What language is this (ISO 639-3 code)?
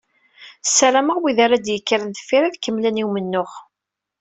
kab